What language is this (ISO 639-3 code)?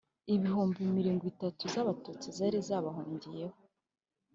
kin